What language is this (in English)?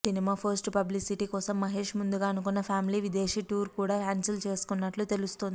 Telugu